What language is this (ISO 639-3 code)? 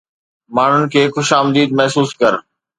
snd